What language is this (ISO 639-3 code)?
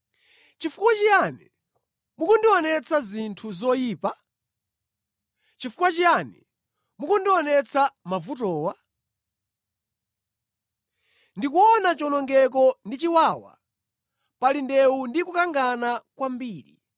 nya